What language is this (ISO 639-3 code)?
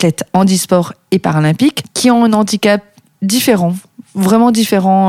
fra